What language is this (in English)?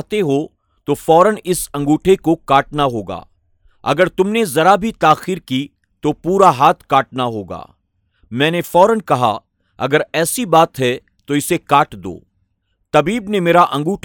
Urdu